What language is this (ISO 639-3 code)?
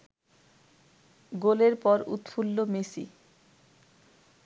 ben